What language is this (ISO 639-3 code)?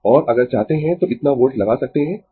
hin